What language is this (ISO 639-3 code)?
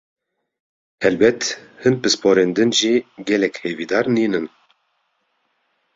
kur